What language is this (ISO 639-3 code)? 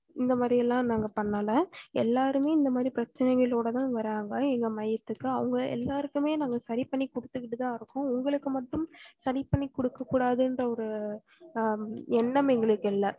tam